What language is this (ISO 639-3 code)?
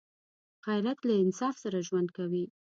pus